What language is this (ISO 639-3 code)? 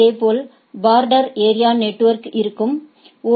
tam